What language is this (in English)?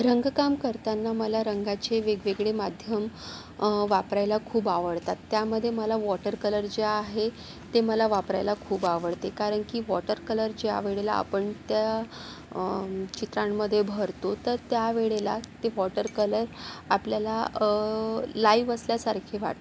Marathi